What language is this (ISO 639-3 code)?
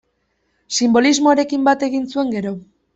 eus